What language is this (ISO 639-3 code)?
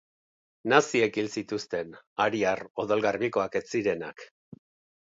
eus